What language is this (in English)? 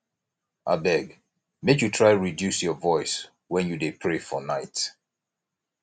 Nigerian Pidgin